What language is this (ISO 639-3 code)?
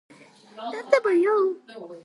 kat